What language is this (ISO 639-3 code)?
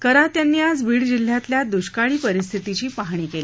mar